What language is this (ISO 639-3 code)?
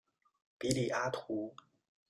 zho